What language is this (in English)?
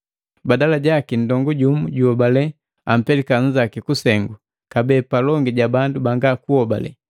Matengo